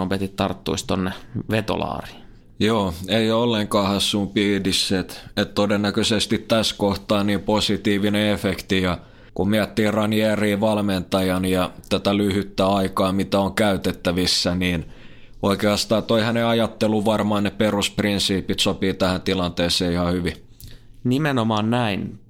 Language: Finnish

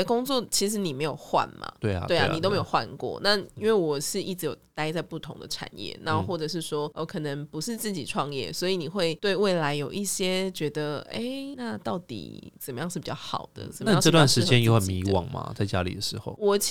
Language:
Chinese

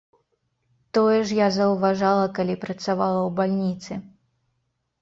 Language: Belarusian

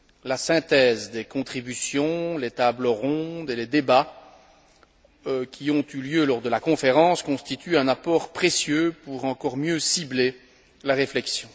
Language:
French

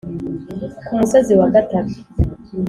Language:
Kinyarwanda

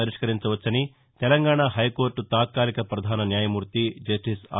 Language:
Telugu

